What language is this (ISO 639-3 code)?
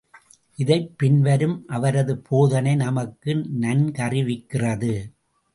tam